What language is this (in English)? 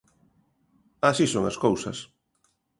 Galician